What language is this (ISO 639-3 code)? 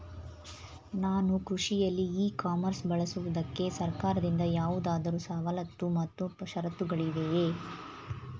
kan